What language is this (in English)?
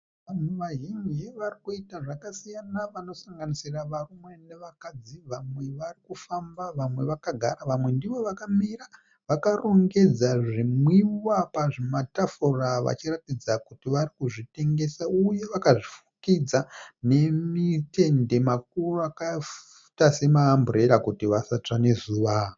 Shona